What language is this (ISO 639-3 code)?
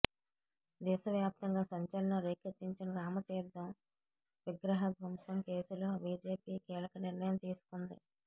tel